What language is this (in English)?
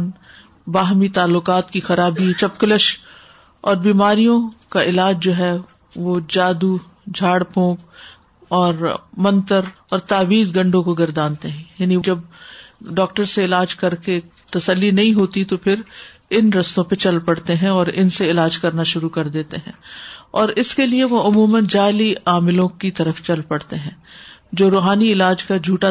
Urdu